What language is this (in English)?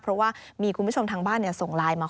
Thai